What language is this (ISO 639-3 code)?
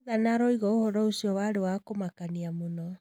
kik